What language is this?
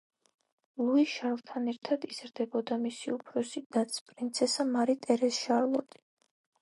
Georgian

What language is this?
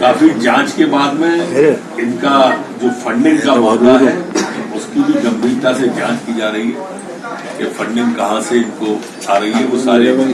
Hindi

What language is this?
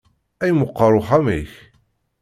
Kabyle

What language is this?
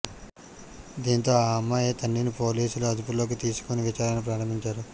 Telugu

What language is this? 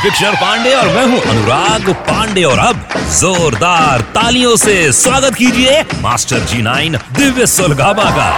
Hindi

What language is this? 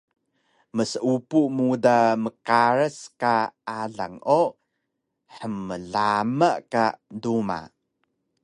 Taroko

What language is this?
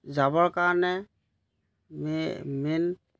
Assamese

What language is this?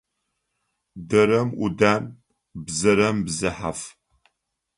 Adyghe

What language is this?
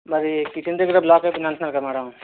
Telugu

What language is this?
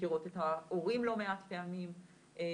Hebrew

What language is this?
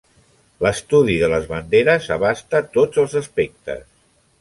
Catalan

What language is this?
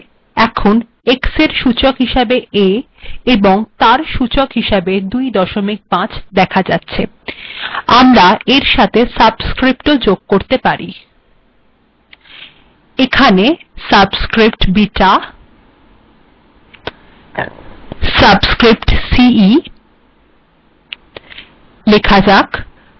Bangla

